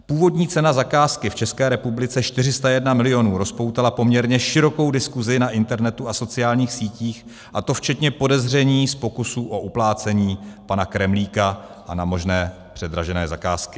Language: Czech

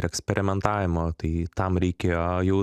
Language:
Lithuanian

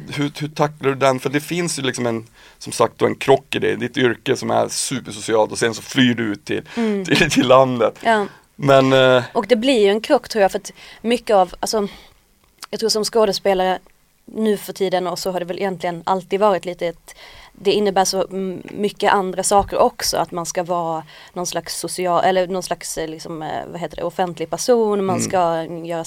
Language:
Swedish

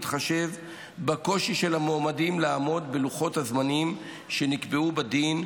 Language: Hebrew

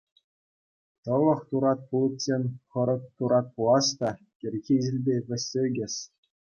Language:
Chuvash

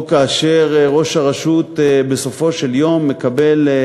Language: Hebrew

